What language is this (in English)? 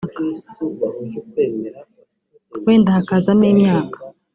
Kinyarwanda